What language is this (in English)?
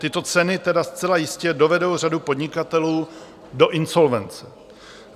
Czech